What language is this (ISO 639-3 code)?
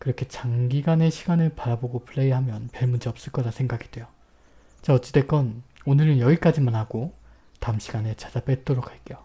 kor